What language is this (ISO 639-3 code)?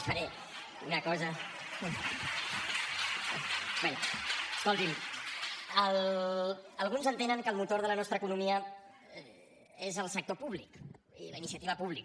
cat